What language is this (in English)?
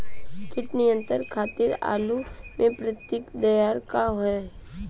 Bhojpuri